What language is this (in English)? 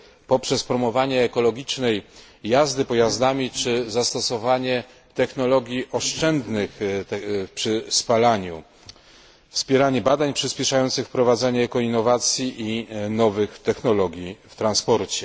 Polish